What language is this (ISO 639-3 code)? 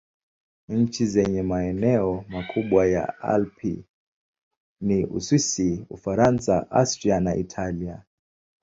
swa